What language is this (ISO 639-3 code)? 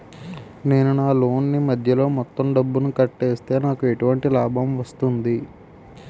tel